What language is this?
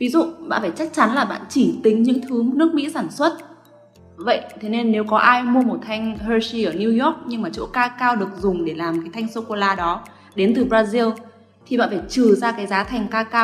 Vietnamese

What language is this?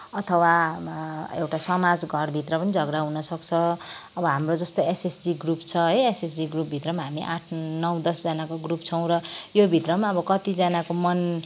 Nepali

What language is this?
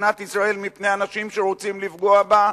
Hebrew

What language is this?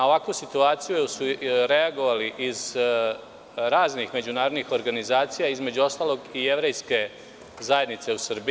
Serbian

